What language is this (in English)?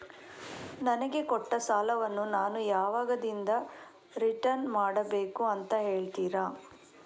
Kannada